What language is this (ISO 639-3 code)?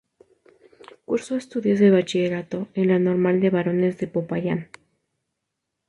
spa